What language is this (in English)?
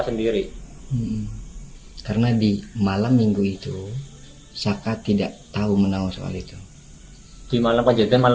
Indonesian